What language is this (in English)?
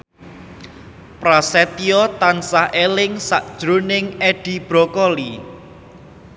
Javanese